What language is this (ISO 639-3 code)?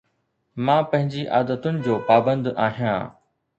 snd